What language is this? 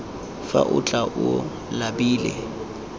Tswana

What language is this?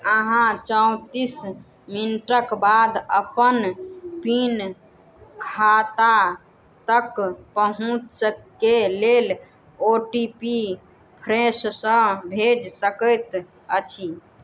Maithili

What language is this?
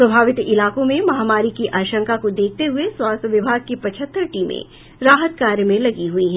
Hindi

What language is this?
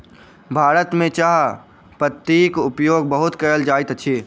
Maithili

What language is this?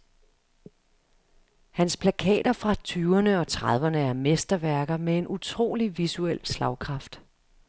Danish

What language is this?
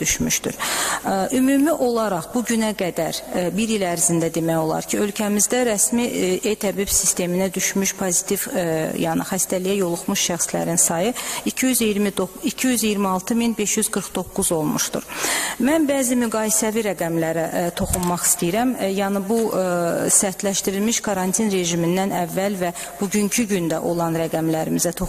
Turkish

